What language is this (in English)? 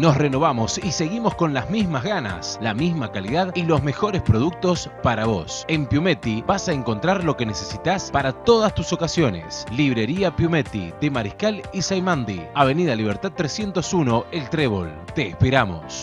Spanish